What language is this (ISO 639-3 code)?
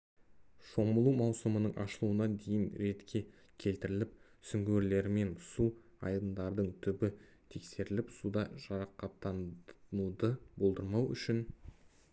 kaz